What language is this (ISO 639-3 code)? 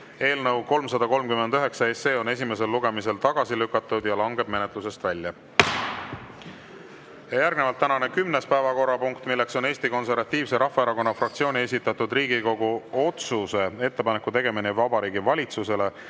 est